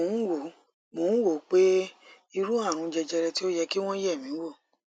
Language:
Yoruba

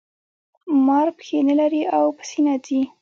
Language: Pashto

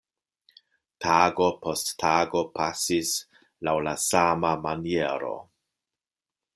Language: Esperanto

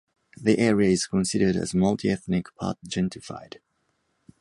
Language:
English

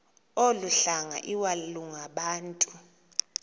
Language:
Xhosa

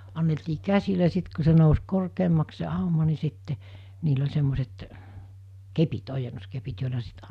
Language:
Finnish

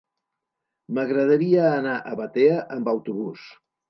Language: Catalan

